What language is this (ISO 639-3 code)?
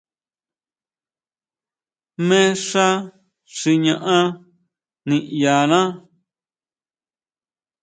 mau